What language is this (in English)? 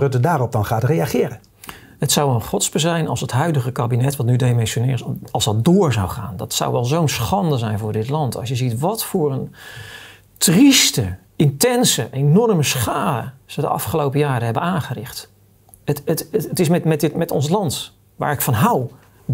Dutch